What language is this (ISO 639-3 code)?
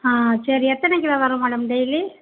tam